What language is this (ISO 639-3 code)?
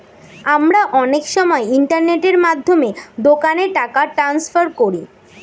ben